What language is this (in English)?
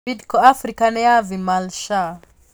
Kikuyu